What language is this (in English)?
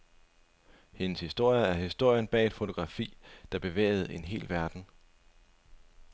Danish